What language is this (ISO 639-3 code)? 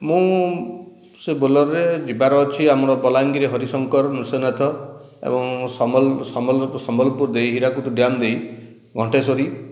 ori